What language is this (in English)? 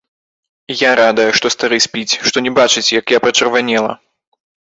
Belarusian